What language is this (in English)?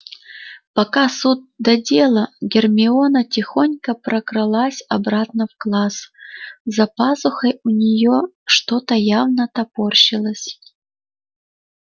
Russian